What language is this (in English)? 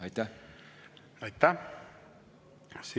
Estonian